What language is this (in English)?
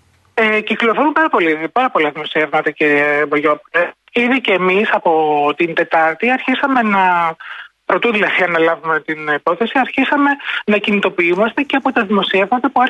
Greek